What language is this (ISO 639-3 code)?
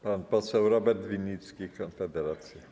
pol